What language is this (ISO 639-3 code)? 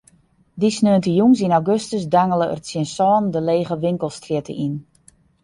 fry